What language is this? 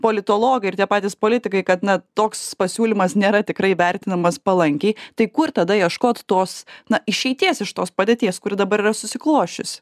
Lithuanian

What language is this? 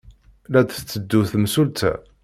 Kabyle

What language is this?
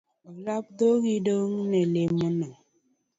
Luo (Kenya and Tanzania)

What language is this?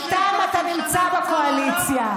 Hebrew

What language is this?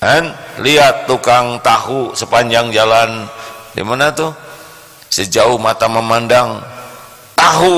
Indonesian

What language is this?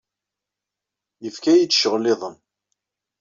Kabyle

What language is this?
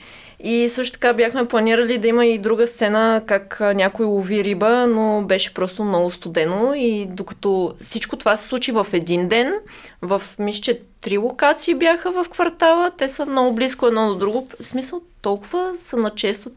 Bulgarian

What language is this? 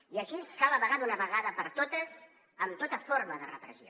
Catalan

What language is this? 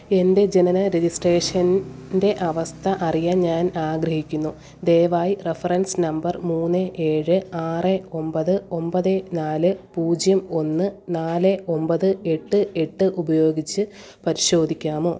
Malayalam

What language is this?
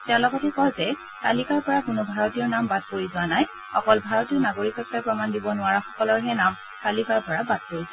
Assamese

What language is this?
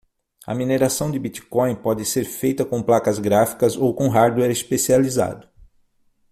Portuguese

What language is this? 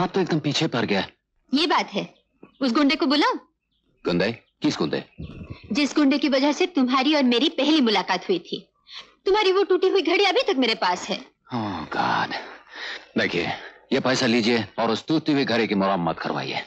Hindi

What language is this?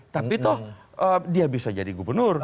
Indonesian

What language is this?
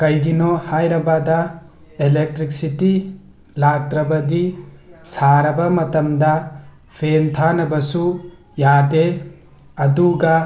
Manipuri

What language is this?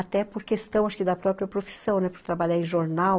Portuguese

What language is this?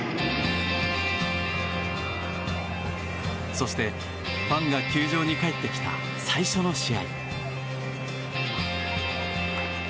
Japanese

